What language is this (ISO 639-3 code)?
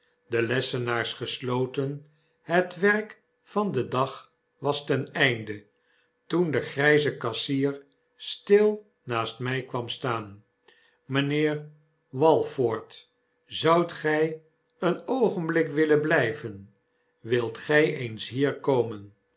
nld